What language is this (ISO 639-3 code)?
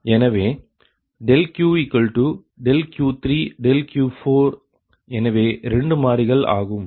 tam